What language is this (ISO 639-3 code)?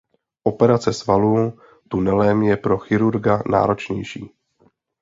ces